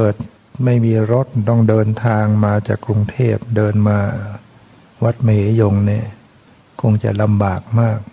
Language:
Thai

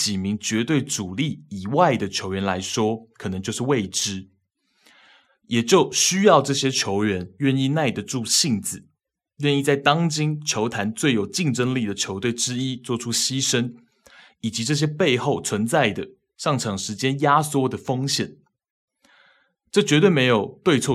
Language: Chinese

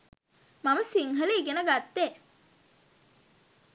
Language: Sinhala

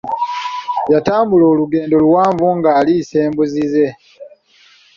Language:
Ganda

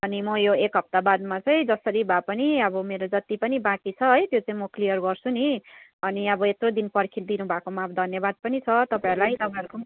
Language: Nepali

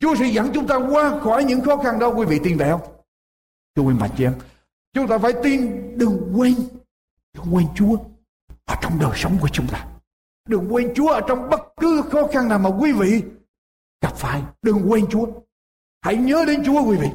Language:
Vietnamese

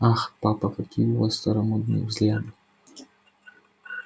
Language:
Russian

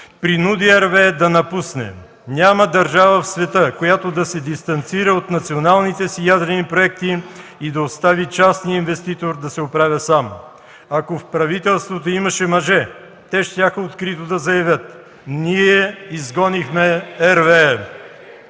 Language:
Bulgarian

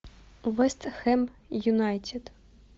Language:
Russian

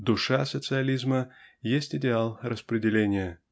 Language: Russian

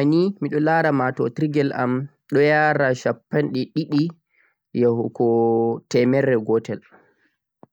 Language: Central-Eastern Niger Fulfulde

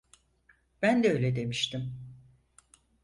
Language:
Turkish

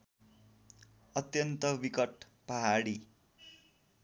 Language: Nepali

